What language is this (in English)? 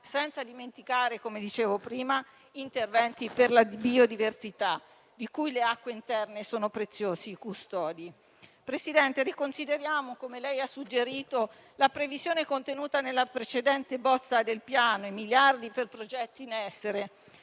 Italian